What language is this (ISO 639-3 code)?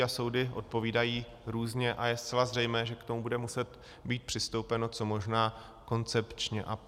ces